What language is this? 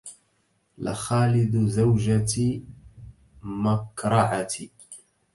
Arabic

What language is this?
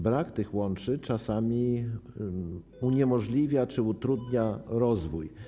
Polish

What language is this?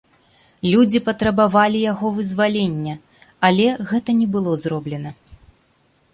Belarusian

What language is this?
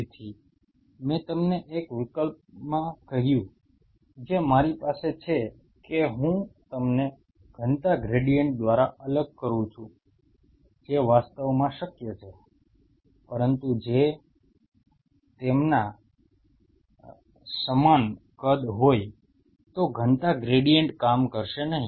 Gujarati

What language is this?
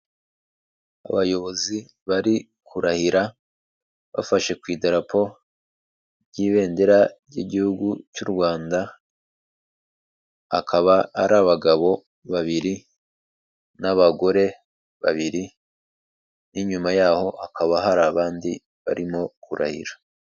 Kinyarwanda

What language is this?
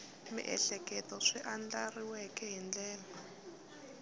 Tsonga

